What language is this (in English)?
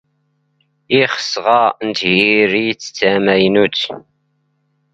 Standard Moroccan Tamazight